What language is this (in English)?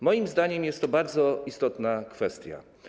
Polish